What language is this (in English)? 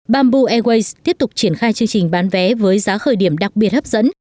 Vietnamese